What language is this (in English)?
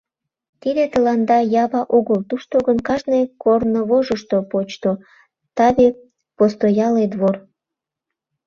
Mari